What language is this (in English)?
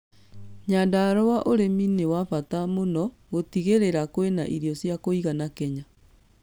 Kikuyu